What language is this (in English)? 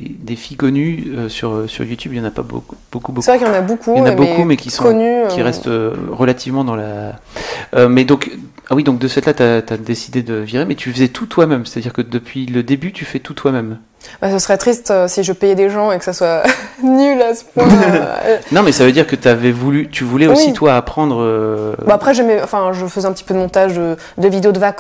French